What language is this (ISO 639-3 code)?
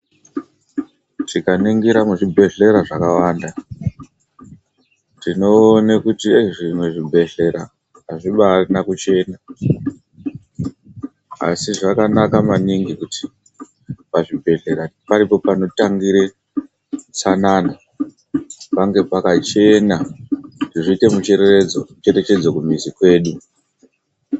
ndc